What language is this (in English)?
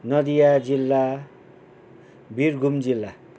Nepali